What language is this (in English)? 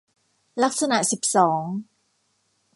Thai